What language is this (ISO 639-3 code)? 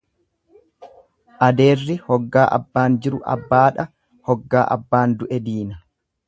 orm